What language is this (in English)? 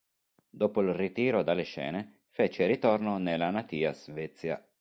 Italian